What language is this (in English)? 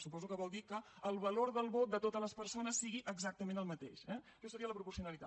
Catalan